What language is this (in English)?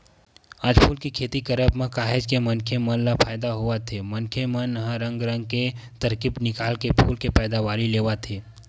Chhattisgarhi